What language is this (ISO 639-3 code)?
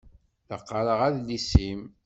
kab